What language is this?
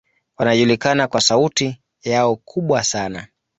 Swahili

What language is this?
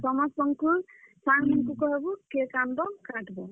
Odia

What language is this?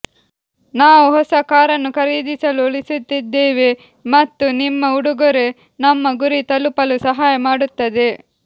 Kannada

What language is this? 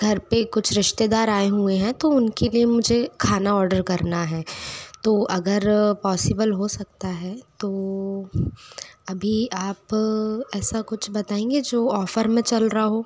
Hindi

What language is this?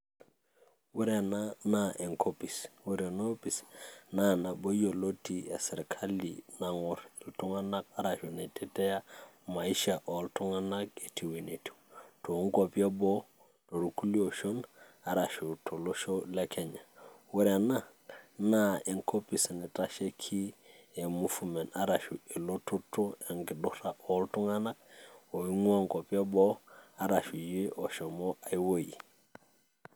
Masai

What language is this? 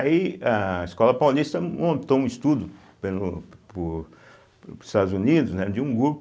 Portuguese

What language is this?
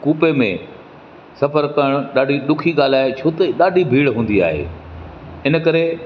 Sindhi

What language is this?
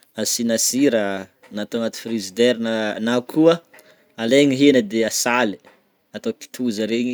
Northern Betsimisaraka Malagasy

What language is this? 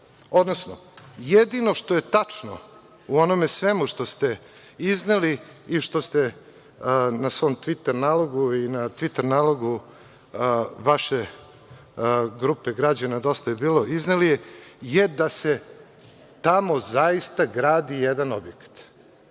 Serbian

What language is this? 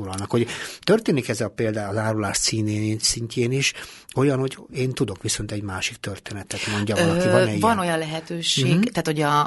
Hungarian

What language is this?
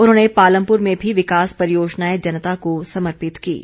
Hindi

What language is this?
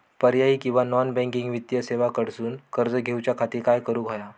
Marathi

